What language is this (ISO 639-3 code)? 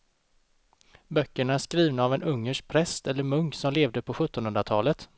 swe